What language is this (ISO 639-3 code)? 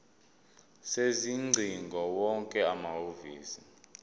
zul